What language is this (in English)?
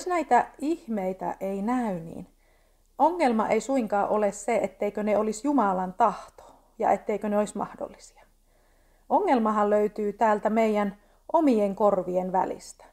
Finnish